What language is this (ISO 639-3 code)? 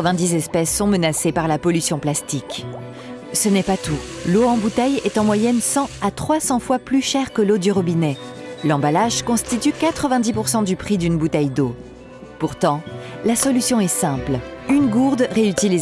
fra